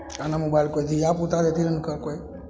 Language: Maithili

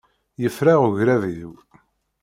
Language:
Kabyle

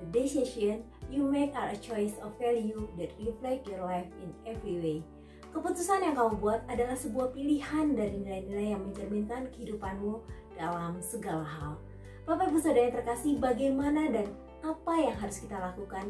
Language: Indonesian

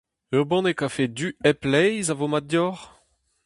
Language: Breton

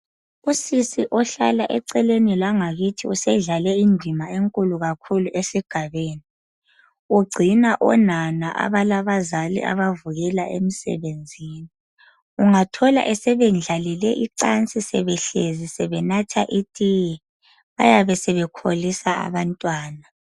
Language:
North Ndebele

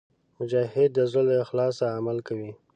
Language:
Pashto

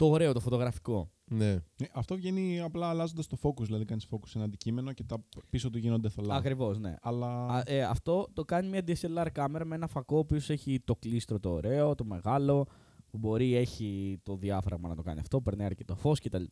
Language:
Greek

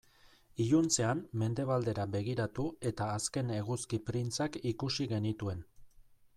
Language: Basque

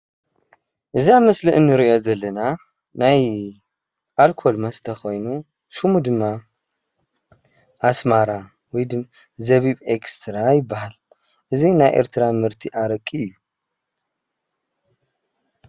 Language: Tigrinya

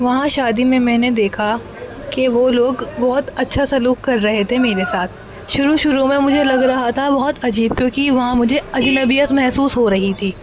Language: Urdu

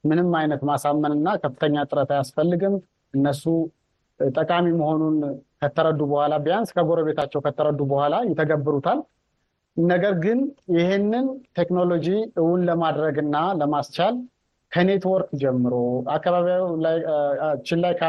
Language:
Amharic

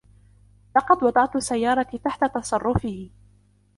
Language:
Arabic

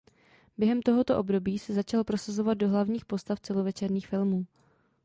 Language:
Czech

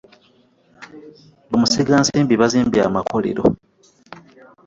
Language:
Ganda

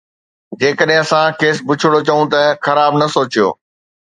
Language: Sindhi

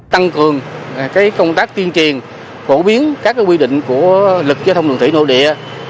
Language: Vietnamese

